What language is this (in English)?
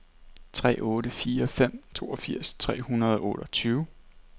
Danish